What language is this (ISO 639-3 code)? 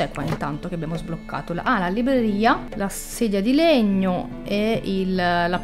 ita